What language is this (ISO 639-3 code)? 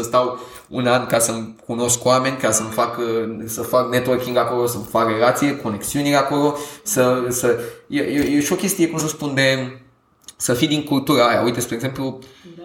ron